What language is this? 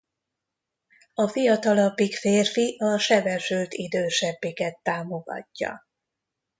Hungarian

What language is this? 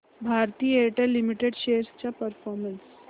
Marathi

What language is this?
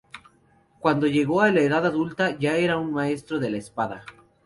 Spanish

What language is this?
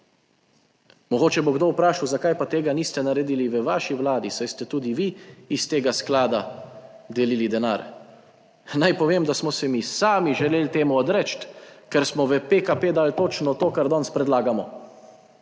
Slovenian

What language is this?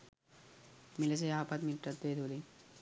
Sinhala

